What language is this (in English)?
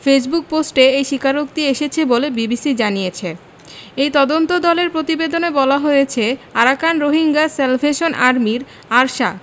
Bangla